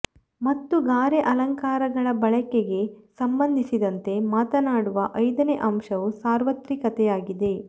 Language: Kannada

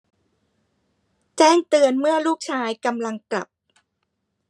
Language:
Thai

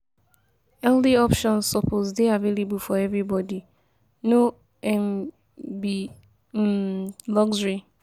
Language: Nigerian Pidgin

